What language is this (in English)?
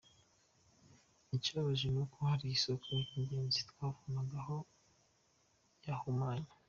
Kinyarwanda